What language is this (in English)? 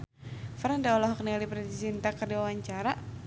Sundanese